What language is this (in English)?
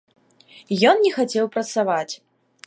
Belarusian